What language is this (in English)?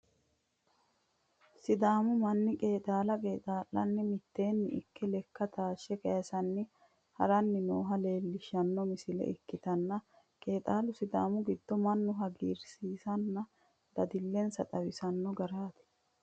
Sidamo